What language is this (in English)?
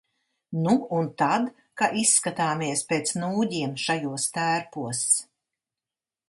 Latvian